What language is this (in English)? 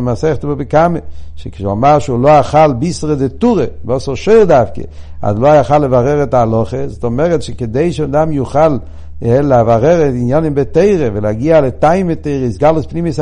Hebrew